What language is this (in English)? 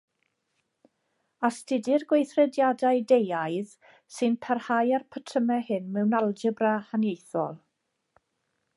Welsh